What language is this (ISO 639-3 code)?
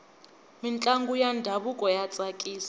tso